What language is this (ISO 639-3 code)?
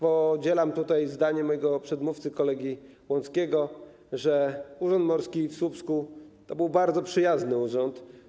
pol